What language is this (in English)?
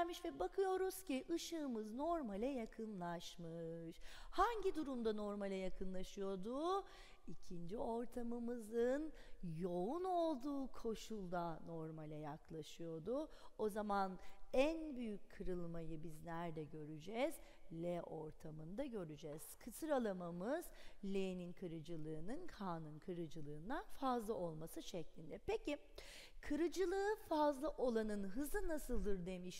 Turkish